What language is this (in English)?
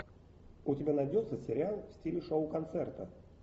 Russian